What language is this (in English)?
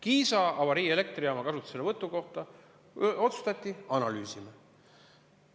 Estonian